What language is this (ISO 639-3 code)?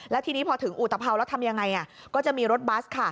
tha